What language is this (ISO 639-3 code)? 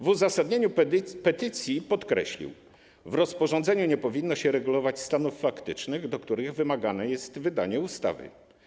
pol